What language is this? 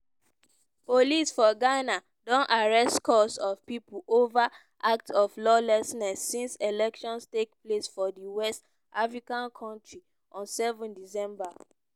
Nigerian Pidgin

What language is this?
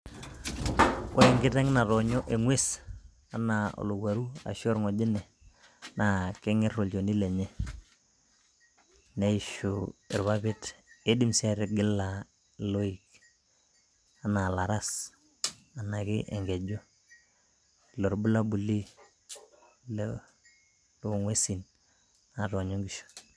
Masai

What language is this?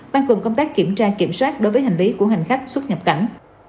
Vietnamese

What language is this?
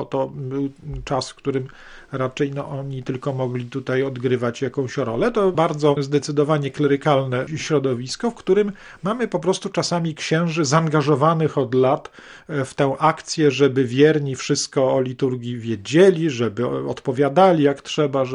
Polish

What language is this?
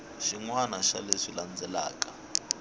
Tsonga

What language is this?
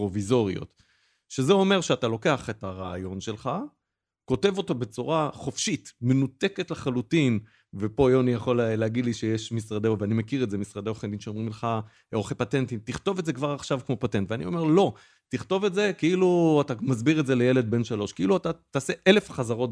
Hebrew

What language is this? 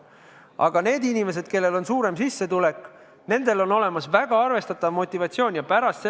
Estonian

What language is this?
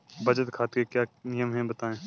Hindi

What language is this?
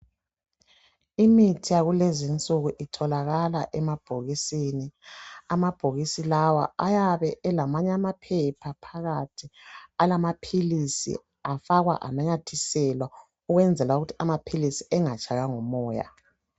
North Ndebele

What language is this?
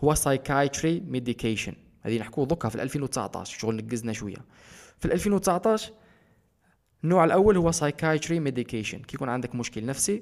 Arabic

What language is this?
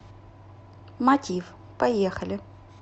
Russian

